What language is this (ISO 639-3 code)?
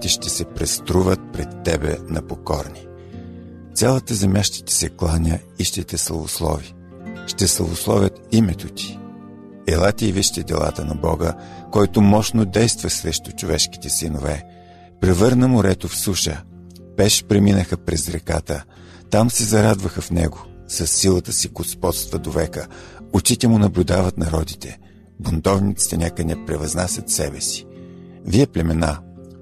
bul